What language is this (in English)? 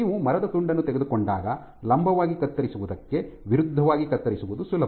Kannada